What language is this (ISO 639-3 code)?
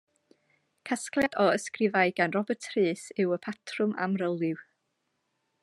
cym